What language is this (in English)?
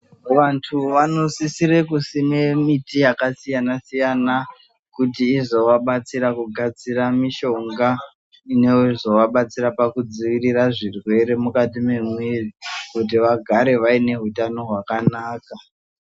Ndau